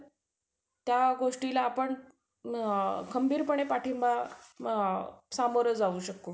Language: Marathi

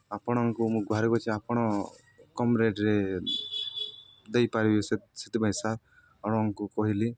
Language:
Odia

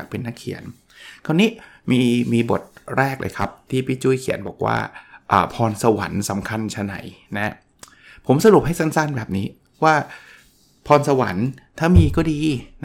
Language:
Thai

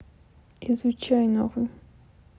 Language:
Russian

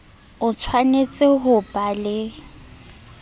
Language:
Southern Sotho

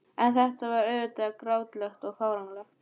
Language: Icelandic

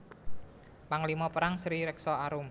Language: Javanese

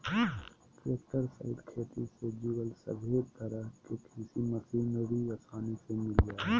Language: Magahi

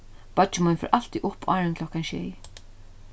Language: Faroese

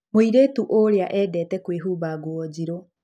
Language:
Kikuyu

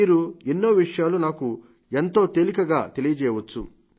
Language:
Telugu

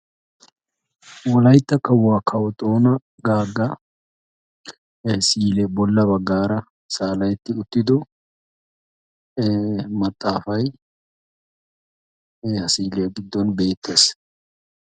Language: Wolaytta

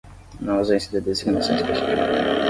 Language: Portuguese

